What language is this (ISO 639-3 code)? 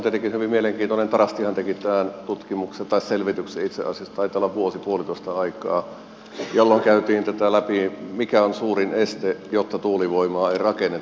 fin